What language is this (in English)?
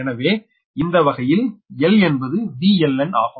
Tamil